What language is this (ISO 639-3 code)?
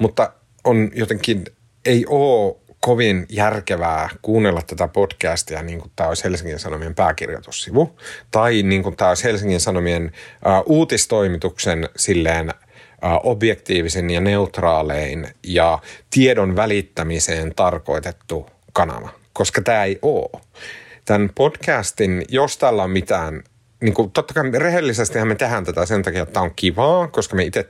fin